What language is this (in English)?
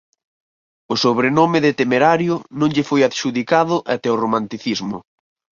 Galician